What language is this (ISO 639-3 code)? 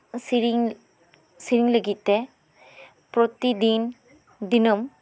sat